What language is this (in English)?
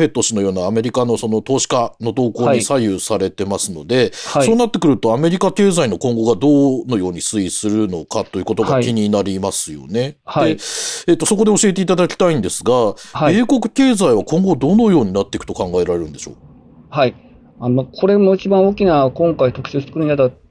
Japanese